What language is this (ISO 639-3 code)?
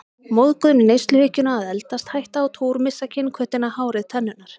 isl